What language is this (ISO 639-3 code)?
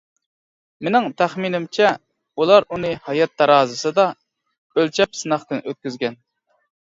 uig